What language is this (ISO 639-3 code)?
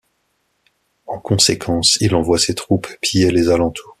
fra